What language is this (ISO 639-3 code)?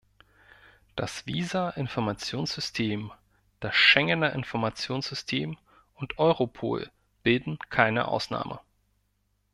deu